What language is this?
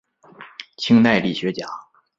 Chinese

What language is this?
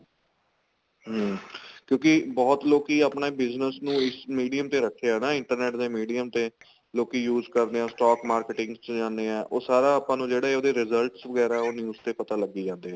Punjabi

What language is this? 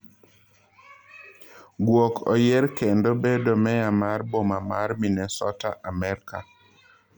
Luo (Kenya and Tanzania)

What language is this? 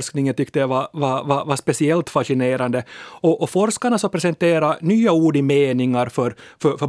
Swedish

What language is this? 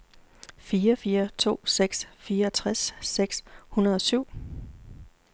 Danish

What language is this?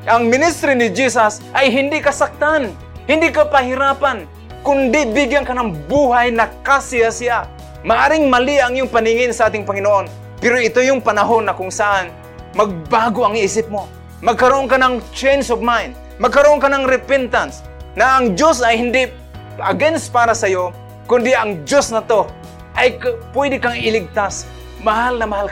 Filipino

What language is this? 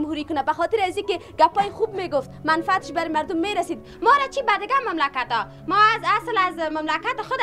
Persian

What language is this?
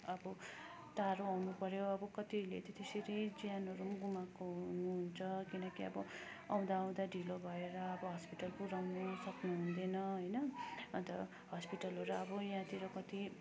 Nepali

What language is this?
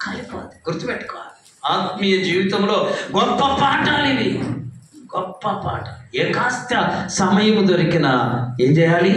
Korean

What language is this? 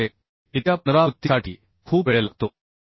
Marathi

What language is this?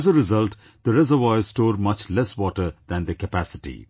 English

